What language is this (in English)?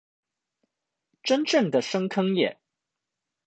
Chinese